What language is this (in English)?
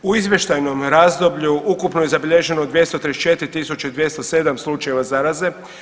Croatian